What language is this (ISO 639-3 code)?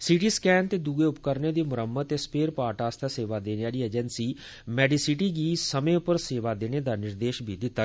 doi